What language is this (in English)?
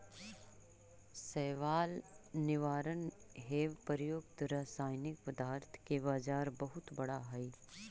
Magahi